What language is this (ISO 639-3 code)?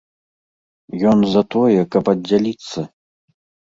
bel